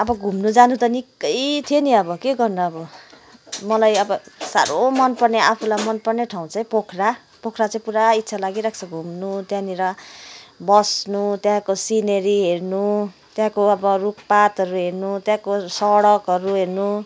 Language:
Nepali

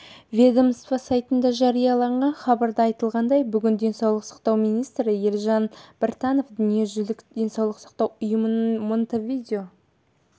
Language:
Kazakh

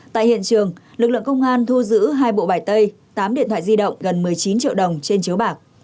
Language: Vietnamese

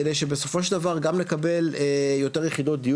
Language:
Hebrew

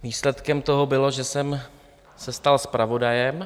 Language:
Czech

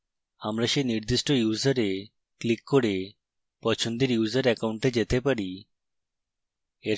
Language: Bangla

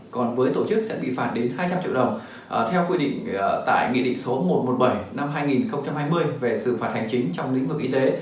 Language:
Vietnamese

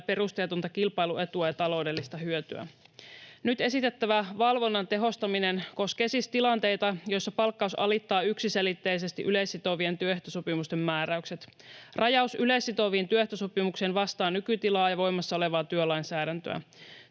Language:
Finnish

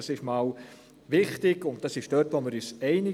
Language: Swiss German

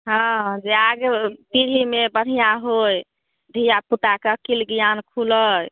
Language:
Maithili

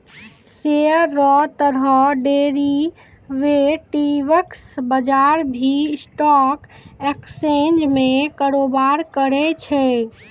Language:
Maithili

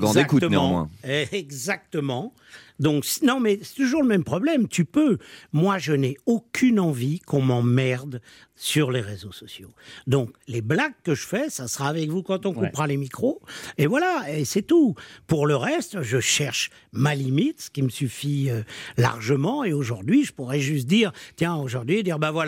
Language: French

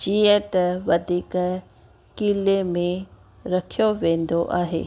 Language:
Sindhi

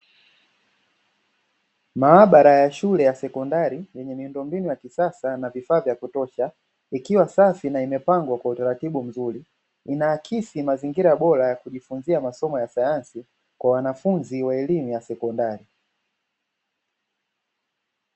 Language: Swahili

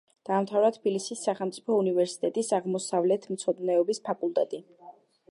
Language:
Georgian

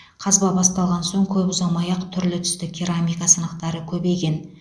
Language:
Kazakh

